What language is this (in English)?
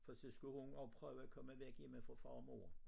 Danish